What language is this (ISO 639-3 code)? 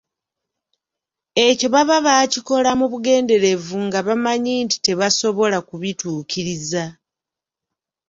lug